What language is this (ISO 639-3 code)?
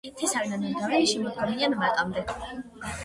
kat